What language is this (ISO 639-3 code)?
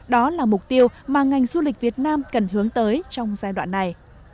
vie